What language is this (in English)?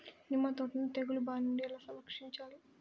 Telugu